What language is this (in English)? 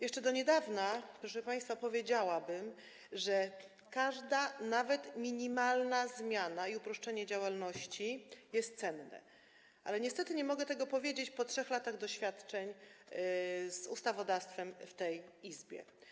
Polish